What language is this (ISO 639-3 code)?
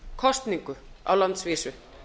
isl